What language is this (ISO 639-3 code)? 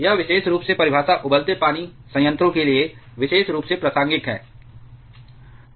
hin